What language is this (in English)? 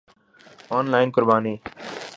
Urdu